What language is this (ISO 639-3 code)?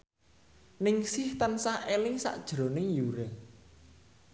jav